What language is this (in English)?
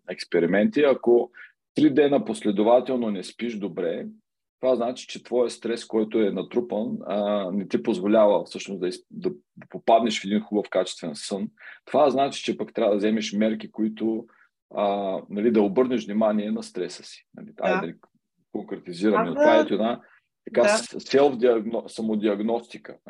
Bulgarian